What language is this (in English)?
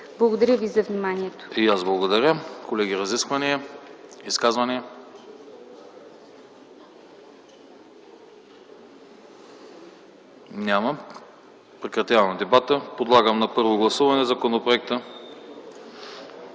Bulgarian